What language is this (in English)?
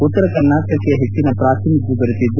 Kannada